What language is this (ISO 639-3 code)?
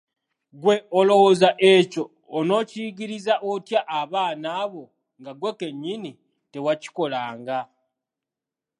lug